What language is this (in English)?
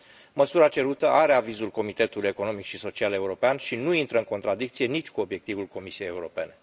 Romanian